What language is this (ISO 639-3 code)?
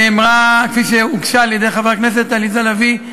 heb